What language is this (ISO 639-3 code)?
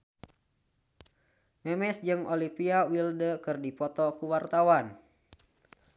sun